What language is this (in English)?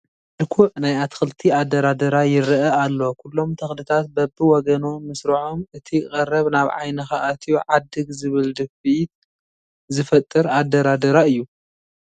Tigrinya